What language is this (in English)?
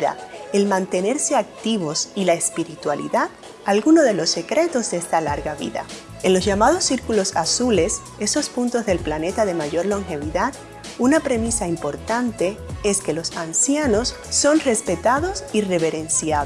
Spanish